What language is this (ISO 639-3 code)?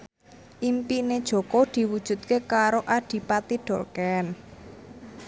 jav